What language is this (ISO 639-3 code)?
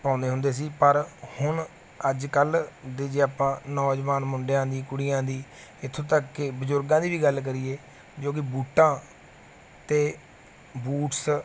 pan